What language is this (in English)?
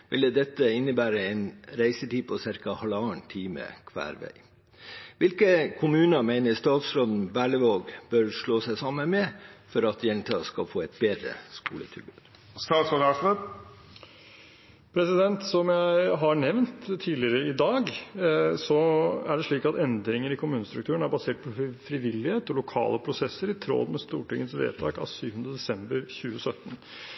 Norwegian Bokmål